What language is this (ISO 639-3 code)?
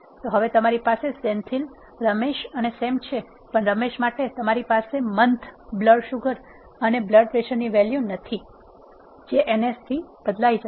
guj